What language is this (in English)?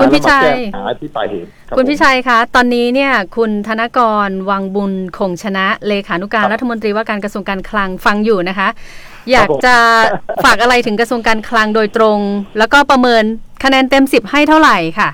Thai